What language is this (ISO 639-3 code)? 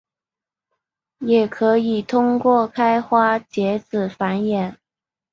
zho